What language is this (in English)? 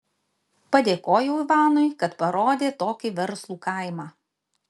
Lithuanian